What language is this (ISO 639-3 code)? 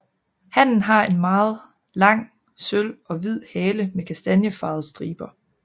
dan